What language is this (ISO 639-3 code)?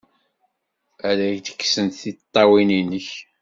kab